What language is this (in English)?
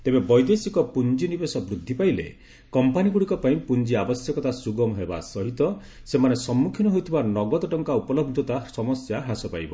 Odia